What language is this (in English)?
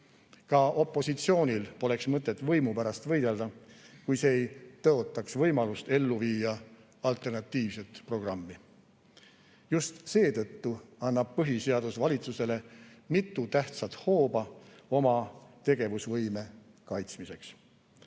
Estonian